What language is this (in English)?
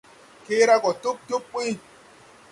Tupuri